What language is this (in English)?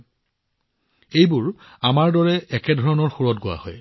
Assamese